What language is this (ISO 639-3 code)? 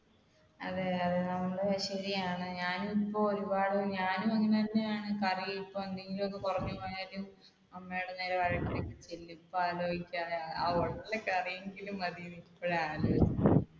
mal